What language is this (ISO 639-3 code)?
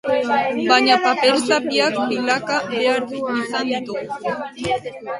eus